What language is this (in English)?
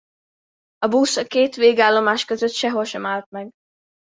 Hungarian